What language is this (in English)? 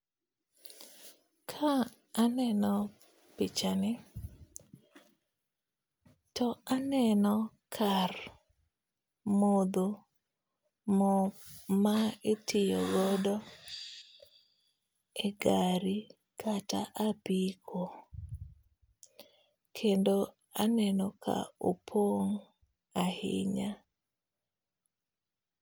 Luo (Kenya and Tanzania)